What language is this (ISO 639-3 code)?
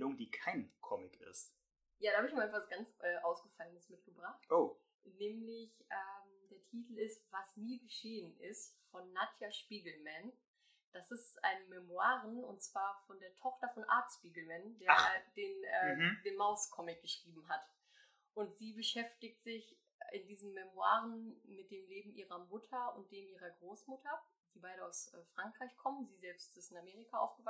deu